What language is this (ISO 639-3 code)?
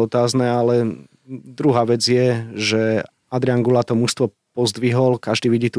slk